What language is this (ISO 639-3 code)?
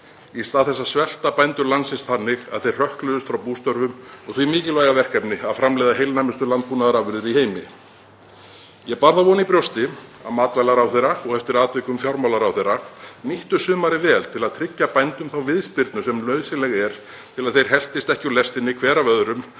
isl